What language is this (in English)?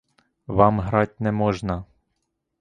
Ukrainian